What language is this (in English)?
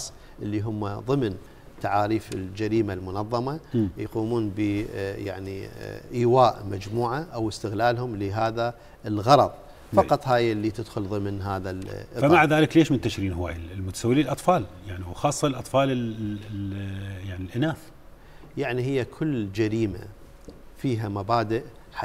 Arabic